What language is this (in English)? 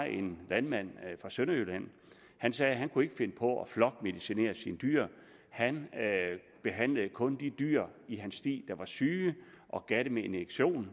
Danish